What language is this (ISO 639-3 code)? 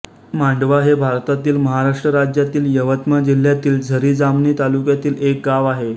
mar